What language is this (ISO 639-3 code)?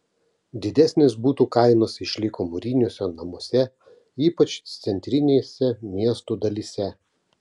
lit